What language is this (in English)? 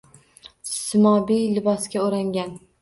Uzbek